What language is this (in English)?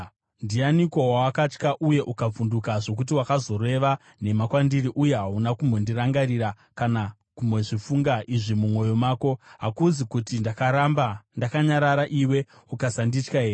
Shona